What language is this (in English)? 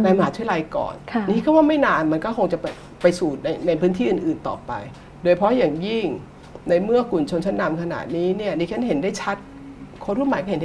Thai